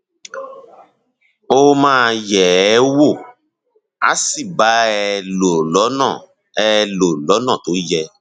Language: Yoruba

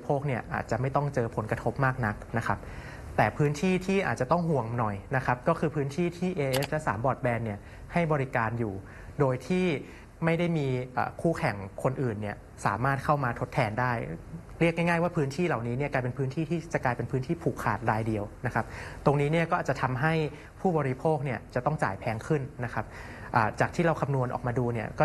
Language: Thai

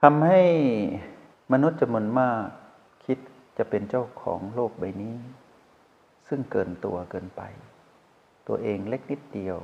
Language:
Thai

